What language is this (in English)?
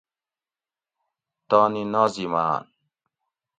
Gawri